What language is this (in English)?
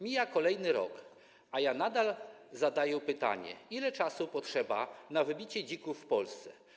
Polish